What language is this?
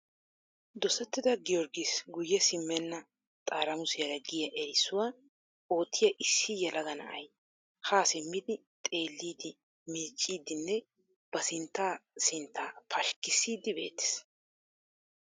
Wolaytta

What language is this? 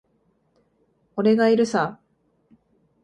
Japanese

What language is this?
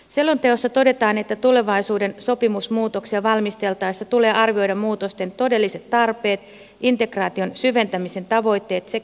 Finnish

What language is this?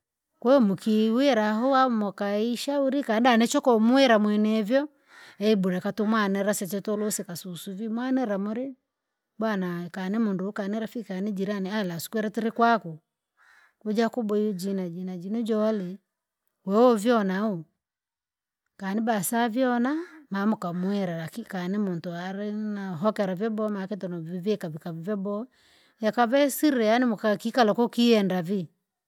Langi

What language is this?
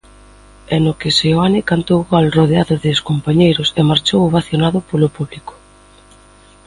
Galician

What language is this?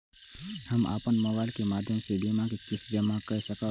Maithili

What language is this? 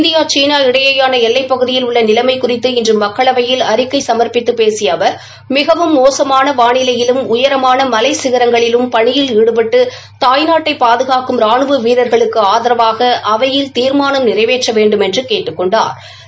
Tamil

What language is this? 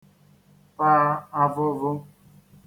Igbo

